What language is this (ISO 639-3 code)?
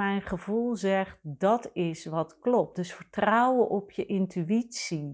nld